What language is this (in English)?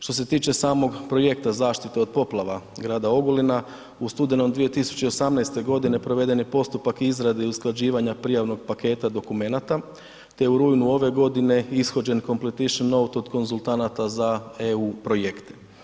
Croatian